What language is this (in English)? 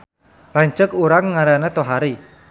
Sundanese